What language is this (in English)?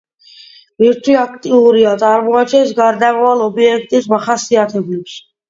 Georgian